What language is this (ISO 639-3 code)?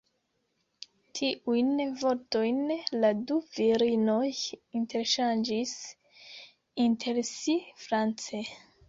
epo